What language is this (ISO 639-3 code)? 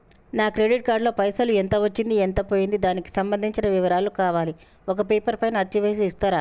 tel